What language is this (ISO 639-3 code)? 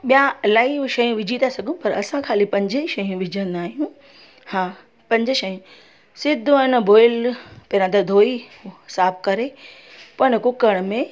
snd